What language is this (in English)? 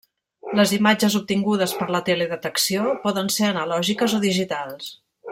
Catalan